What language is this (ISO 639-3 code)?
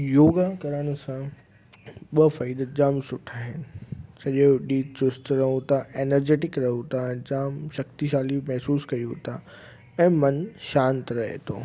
snd